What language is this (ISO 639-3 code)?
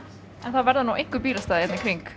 isl